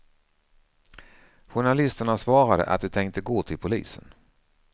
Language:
Swedish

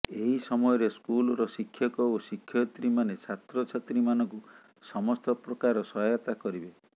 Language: Odia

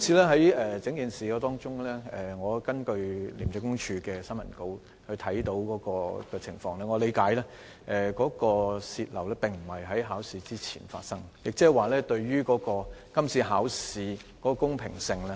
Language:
Cantonese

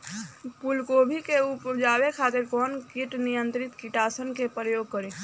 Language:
Bhojpuri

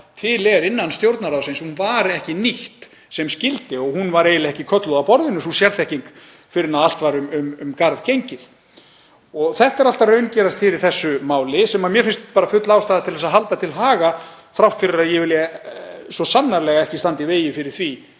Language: Icelandic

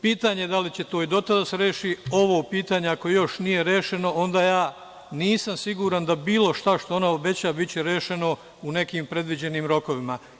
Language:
Serbian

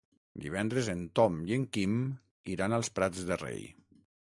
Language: Catalan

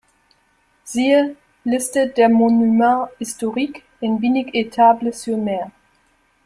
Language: German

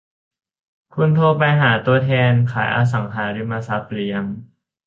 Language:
Thai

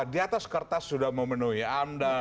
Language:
Indonesian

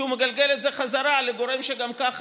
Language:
Hebrew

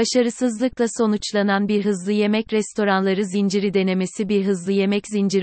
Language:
Turkish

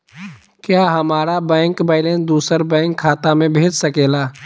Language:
Magahi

